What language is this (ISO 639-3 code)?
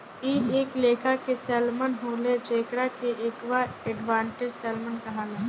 bho